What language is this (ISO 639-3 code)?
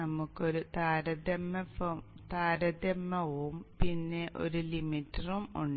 mal